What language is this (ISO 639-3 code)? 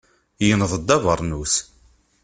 kab